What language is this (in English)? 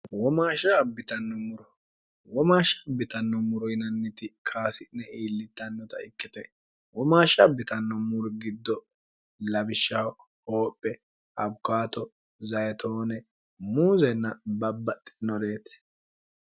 Sidamo